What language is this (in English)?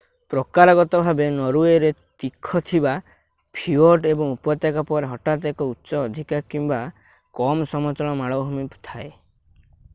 Odia